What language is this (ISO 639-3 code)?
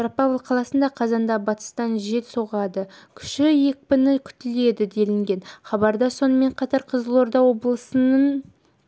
kaz